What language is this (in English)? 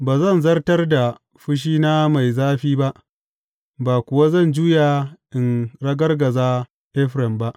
Hausa